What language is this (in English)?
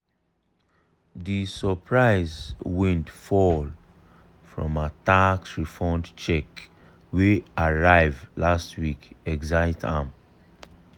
Nigerian Pidgin